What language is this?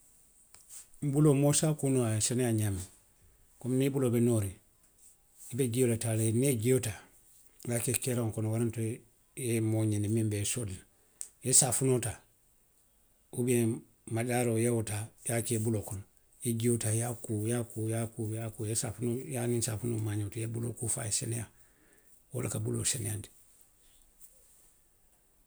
Western Maninkakan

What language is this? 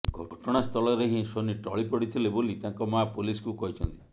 Odia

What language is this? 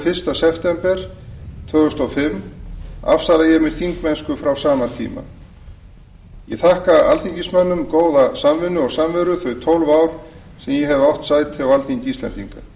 Icelandic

